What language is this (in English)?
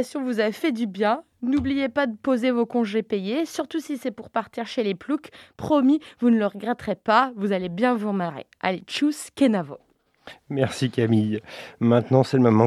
French